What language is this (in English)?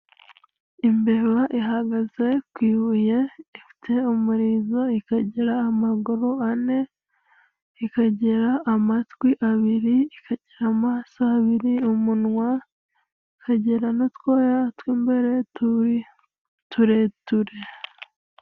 Kinyarwanda